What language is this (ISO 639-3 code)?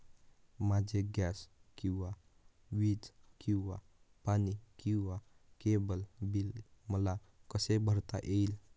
mar